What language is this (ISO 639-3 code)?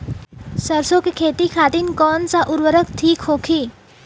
bho